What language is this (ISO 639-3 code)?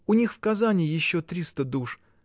rus